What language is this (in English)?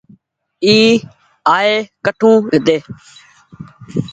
Goaria